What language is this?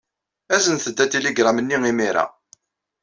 Kabyle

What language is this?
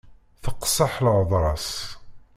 Kabyle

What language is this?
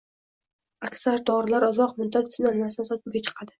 Uzbek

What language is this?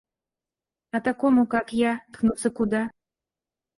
Russian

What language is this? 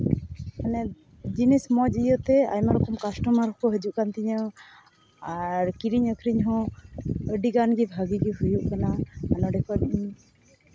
Santali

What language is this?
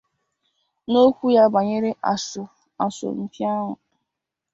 Igbo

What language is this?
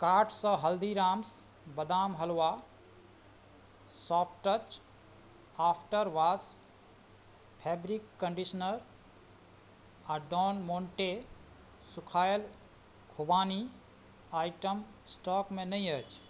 Maithili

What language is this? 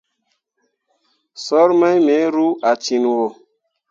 Mundang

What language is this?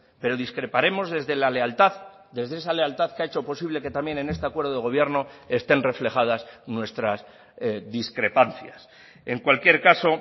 Spanish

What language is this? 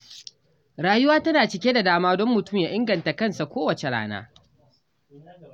Hausa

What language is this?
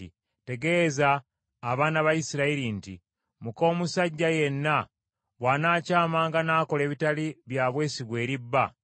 Ganda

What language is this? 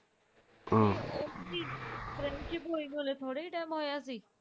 Punjabi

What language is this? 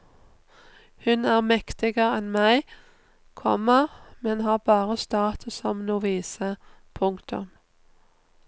Norwegian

